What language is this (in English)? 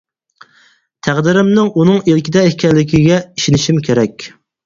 Uyghur